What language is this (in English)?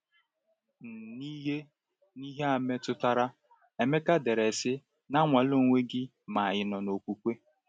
Igbo